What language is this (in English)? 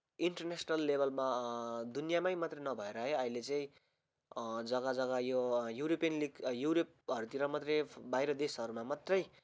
Nepali